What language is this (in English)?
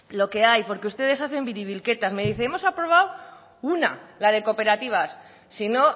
Spanish